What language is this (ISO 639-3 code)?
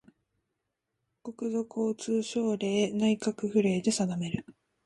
jpn